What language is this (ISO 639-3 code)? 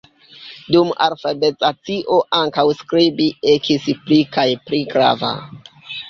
epo